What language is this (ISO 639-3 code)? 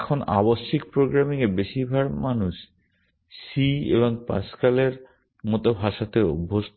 ben